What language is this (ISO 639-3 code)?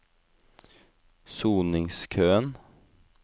nor